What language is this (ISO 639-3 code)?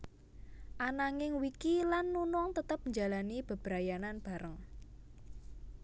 jav